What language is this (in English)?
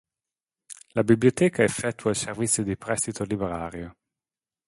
Italian